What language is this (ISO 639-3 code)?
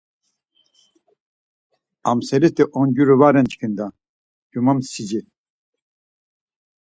lzz